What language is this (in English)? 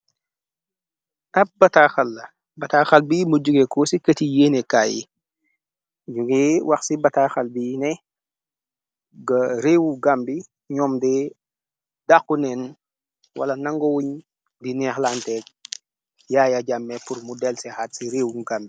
Wolof